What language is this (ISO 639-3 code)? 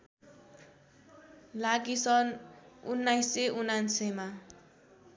nep